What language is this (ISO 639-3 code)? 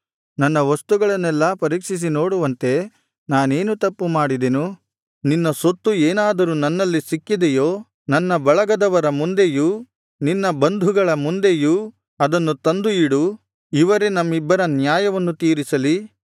kan